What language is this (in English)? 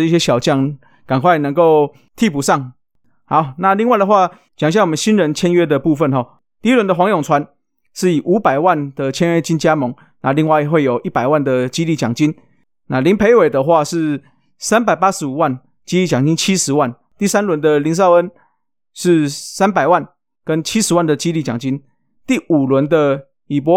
Chinese